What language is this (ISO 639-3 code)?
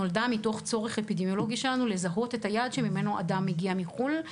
heb